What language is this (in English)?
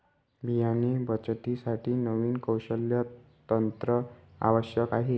Marathi